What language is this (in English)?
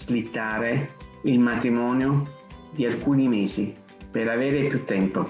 Italian